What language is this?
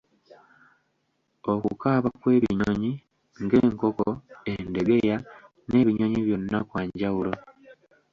Ganda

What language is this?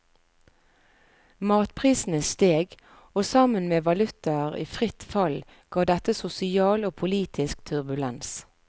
Norwegian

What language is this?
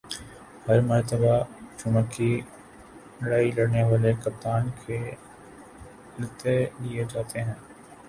Urdu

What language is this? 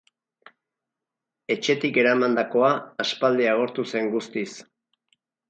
Basque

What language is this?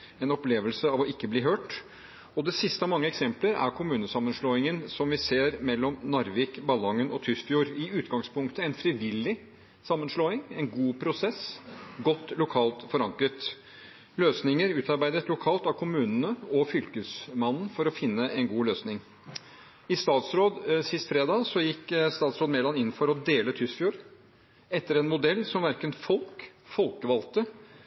Norwegian Bokmål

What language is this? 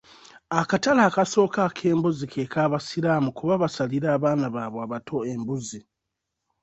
Ganda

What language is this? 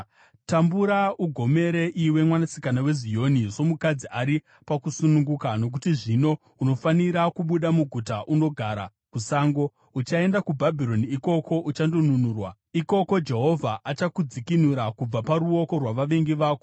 Shona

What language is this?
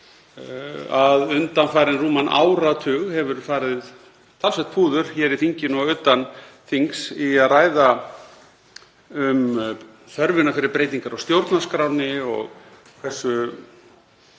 Icelandic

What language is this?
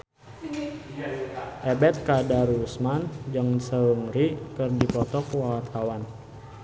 Sundanese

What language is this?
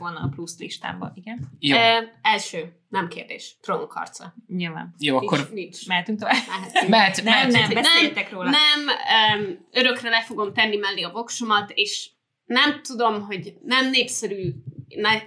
Hungarian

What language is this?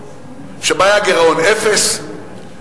Hebrew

